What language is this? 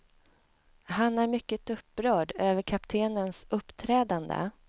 Swedish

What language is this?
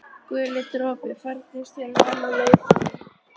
Icelandic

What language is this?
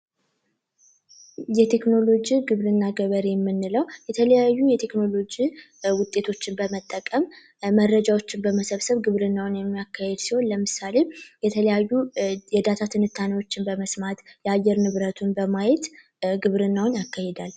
Amharic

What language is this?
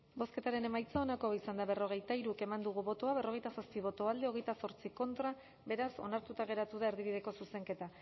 Basque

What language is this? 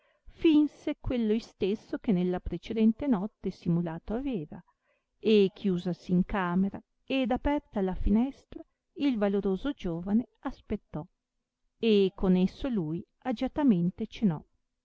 Italian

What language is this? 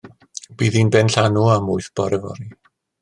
Welsh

